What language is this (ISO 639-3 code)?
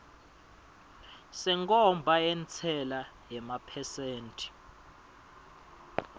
ssw